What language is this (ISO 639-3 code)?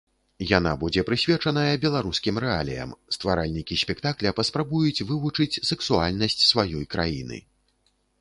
bel